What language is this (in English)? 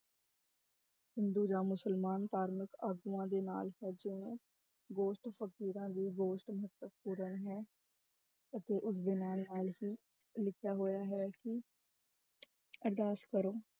Punjabi